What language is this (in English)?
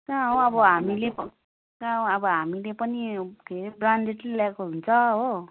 Nepali